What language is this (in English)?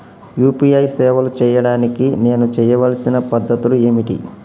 Telugu